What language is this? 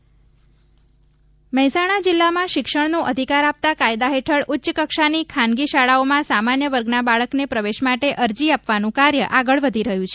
Gujarati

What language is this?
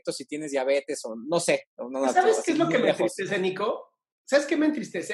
Spanish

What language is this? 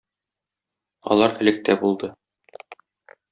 Tatar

